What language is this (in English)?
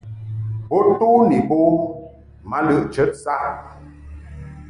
Mungaka